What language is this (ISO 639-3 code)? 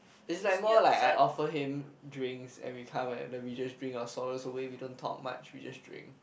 eng